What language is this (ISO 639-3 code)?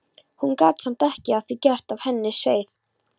isl